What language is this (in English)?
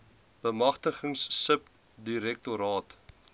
Afrikaans